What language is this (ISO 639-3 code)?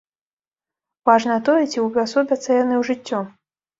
bel